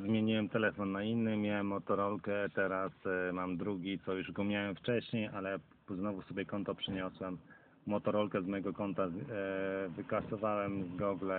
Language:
Polish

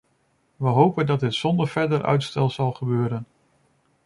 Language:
Dutch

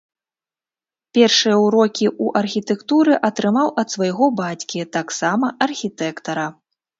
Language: Belarusian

